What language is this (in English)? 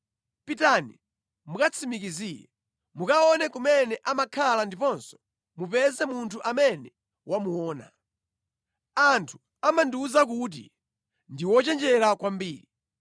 Nyanja